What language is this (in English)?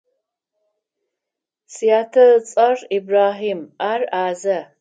Adyghe